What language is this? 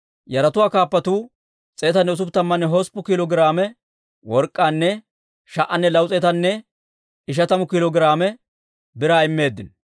Dawro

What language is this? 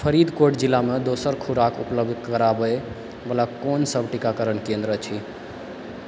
Maithili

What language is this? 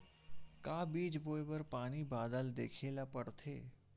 Chhattisgarhi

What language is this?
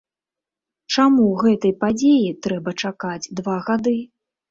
Belarusian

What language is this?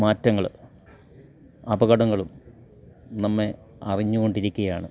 Malayalam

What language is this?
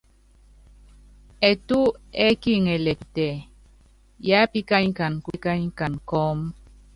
Yangben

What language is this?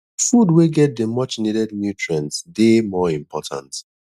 Nigerian Pidgin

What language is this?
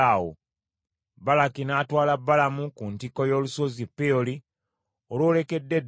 Ganda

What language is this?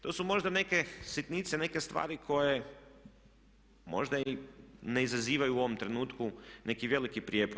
Croatian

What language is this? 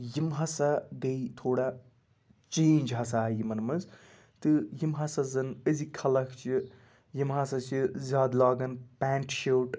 Kashmiri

